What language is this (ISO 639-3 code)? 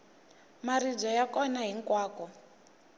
tso